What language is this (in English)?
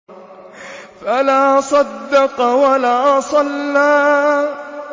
Arabic